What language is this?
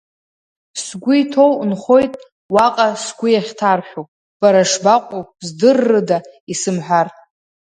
Abkhazian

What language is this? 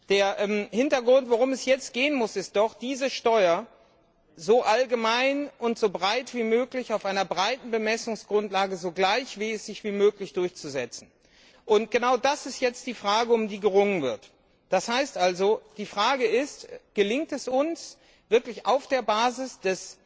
German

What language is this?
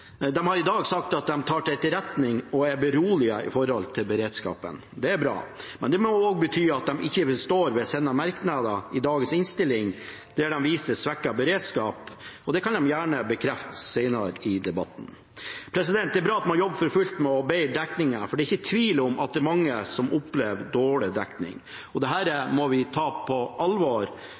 Norwegian Bokmål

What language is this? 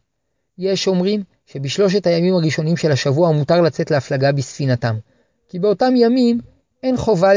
Hebrew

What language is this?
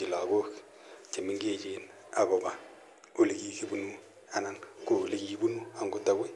Kalenjin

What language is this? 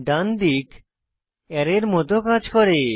Bangla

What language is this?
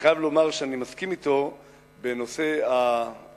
Hebrew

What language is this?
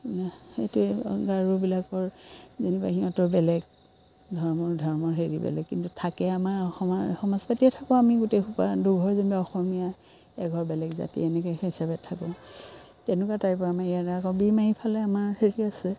Assamese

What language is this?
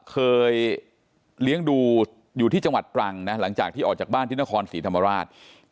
Thai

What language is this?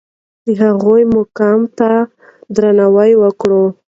Pashto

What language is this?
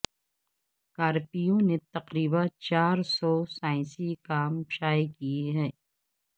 Urdu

